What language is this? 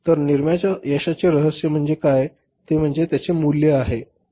Marathi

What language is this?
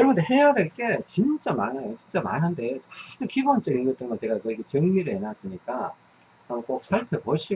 Korean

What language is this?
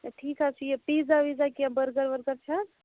Kashmiri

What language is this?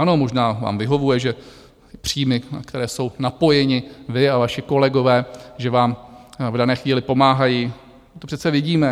Czech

